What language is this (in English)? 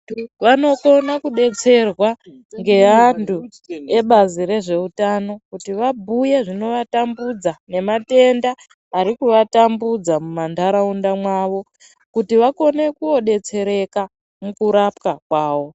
Ndau